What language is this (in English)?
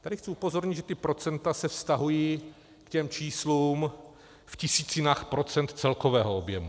Czech